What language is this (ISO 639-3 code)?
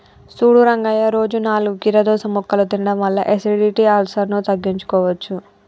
tel